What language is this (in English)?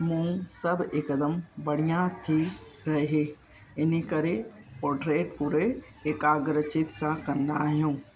Sindhi